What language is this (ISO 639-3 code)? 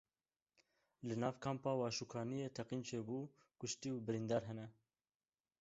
kur